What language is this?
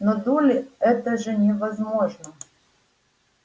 Russian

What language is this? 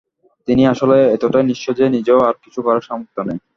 Bangla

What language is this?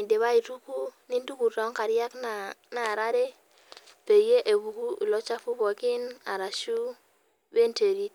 Masai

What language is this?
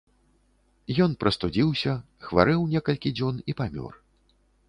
Belarusian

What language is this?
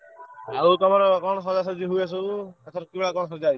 Odia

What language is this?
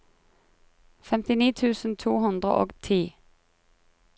Norwegian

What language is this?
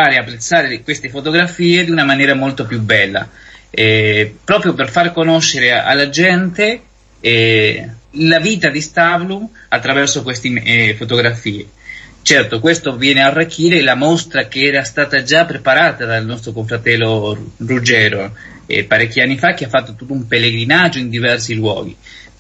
Italian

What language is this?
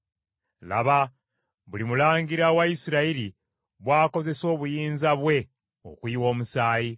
Ganda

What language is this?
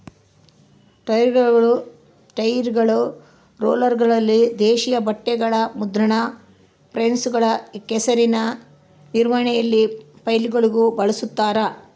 Kannada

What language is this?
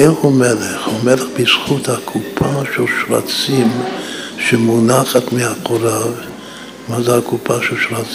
Hebrew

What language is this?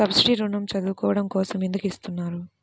Telugu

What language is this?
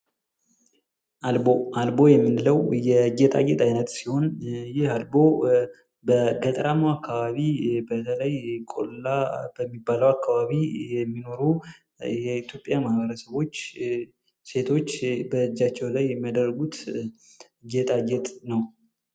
Amharic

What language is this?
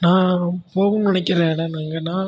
Tamil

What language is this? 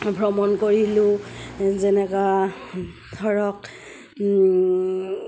Assamese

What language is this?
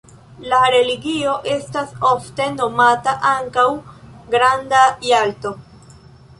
Esperanto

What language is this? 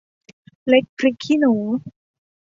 Thai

